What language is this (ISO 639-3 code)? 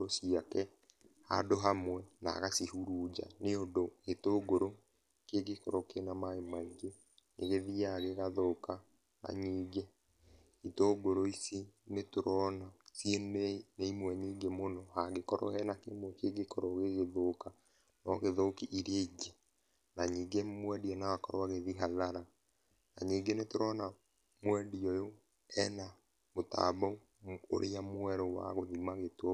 kik